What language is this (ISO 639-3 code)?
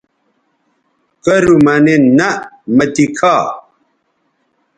btv